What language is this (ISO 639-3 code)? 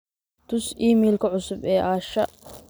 som